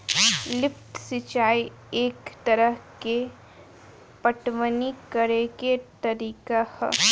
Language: Bhojpuri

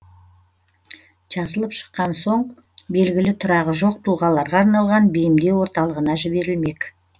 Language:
Kazakh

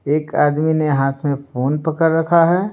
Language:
Hindi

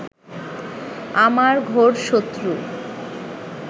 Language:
Bangla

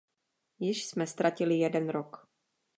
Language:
Czech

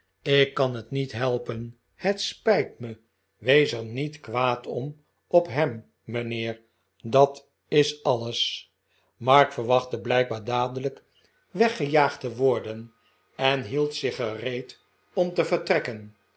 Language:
Dutch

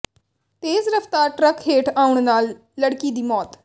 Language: Punjabi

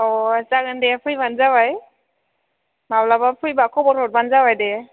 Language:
Bodo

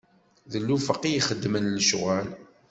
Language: Kabyle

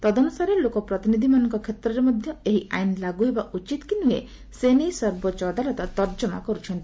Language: Odia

